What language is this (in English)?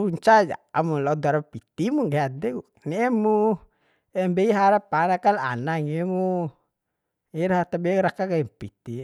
Bima